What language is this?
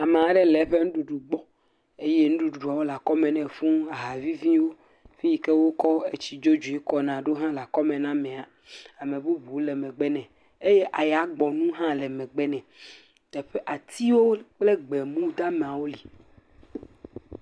Ewe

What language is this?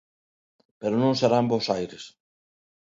Galician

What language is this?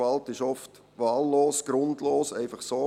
Swiss German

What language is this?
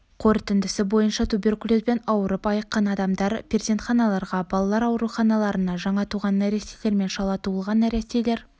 Kazakh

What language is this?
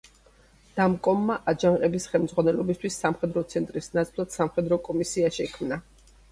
Georgian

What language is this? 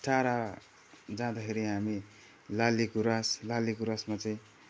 Nepali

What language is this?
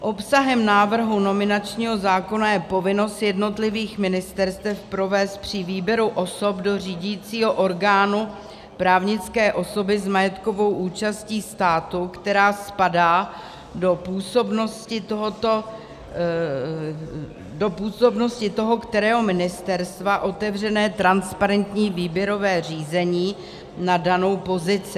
Czech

